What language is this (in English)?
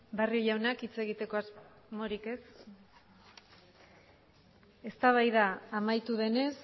Basque